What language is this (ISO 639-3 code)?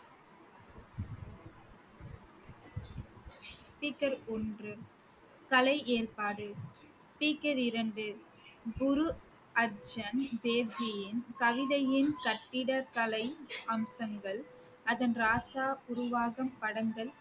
tam